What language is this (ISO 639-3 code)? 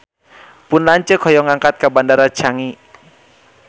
sun